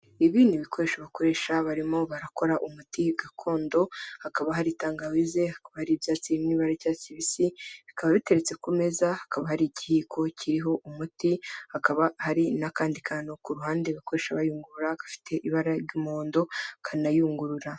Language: Kinyarwanda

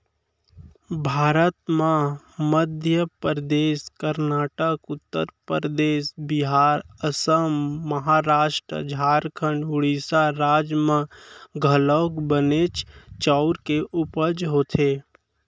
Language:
Chhattisgarhi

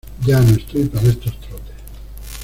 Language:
Spanish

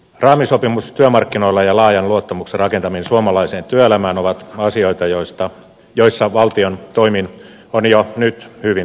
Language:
Finnish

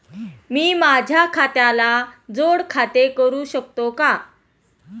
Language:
Marathi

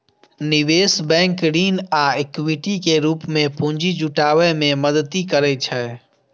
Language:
Maithili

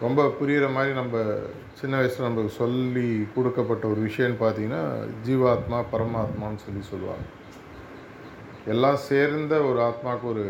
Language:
Tamil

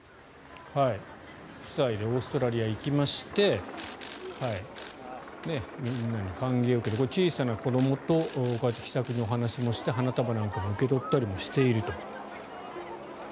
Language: Japanese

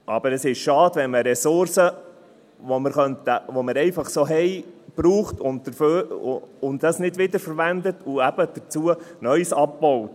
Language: Swiss German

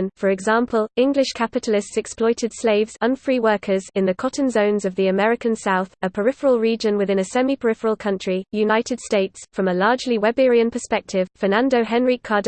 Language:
English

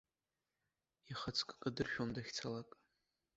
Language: Abkhazian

